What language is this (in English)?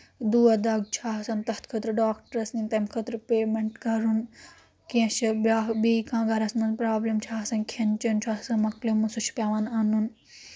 Kashmiri